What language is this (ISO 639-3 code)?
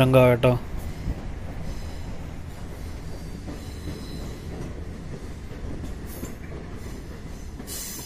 tha